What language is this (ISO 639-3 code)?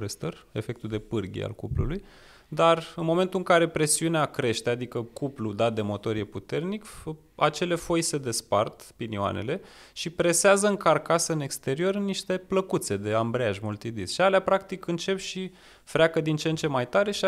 ron